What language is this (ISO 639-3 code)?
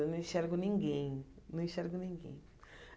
por